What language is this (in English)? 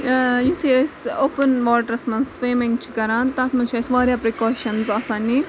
Kashmiri